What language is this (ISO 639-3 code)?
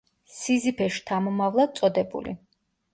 kat